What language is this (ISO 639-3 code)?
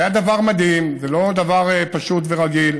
heb